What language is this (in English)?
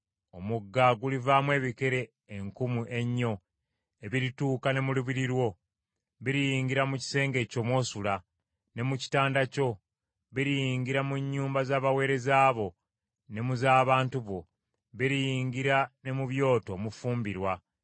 Ganda